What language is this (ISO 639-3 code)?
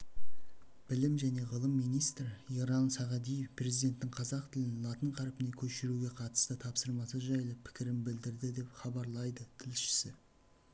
kaz